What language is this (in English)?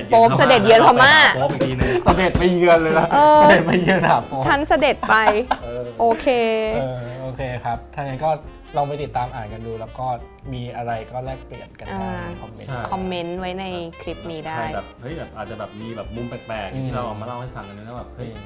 Thai